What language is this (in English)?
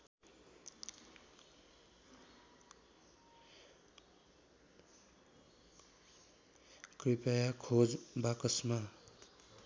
Nepali